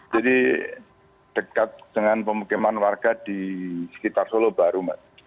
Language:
Indonesian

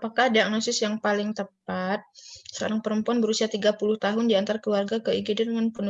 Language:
Indonesian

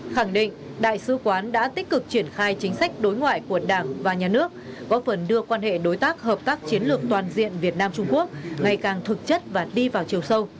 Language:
Vietnamese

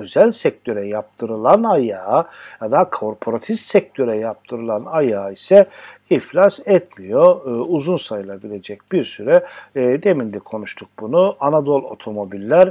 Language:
Turkish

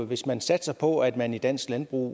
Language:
Danish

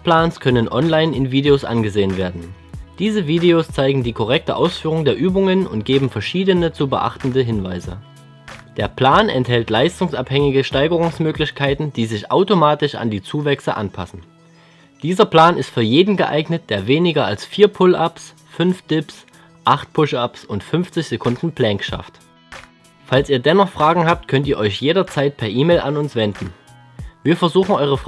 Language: German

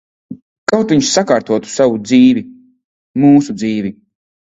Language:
Latvian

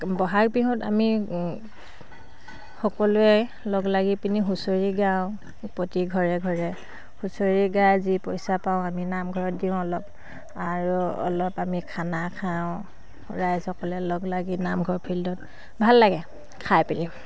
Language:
Assamese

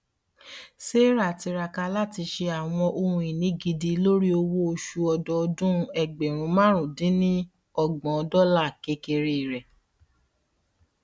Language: Yoruba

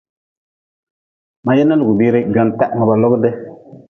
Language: Nawdm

